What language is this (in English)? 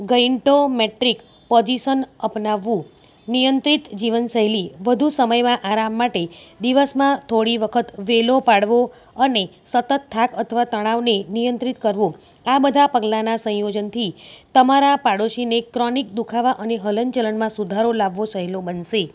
Gujarati